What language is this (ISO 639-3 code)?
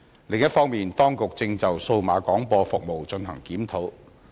yue